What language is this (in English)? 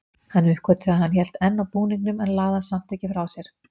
Icelandic